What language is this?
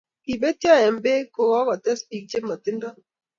Kalenjin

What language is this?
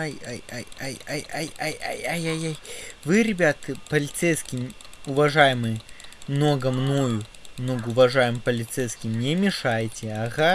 Russian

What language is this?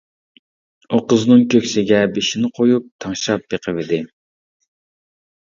Uyghur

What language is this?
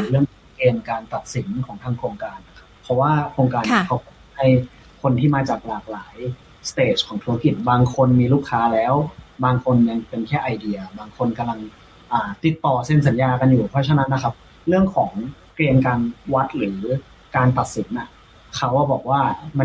Thai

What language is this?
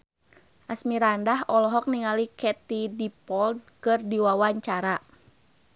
Sundanese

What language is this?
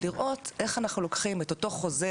Hebrew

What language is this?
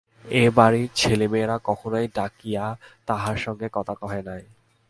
Bangla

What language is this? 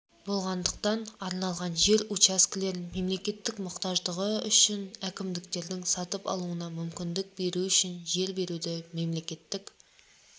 Kazakh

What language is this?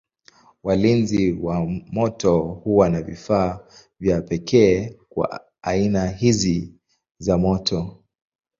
Swahili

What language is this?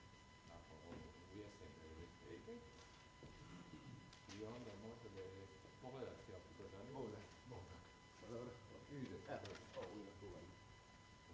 Croatian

